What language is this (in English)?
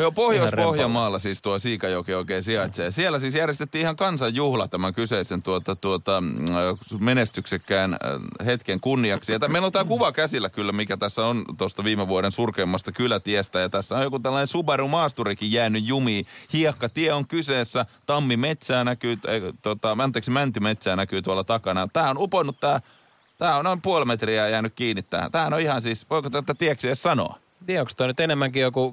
Finnish